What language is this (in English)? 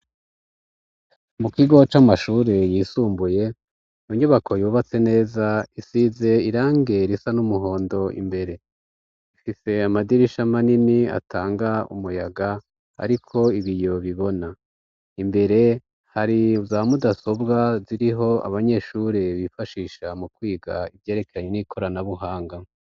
Rundi